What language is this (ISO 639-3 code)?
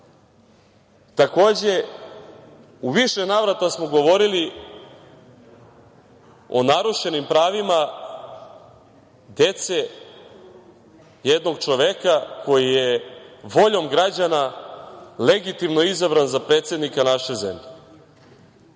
srp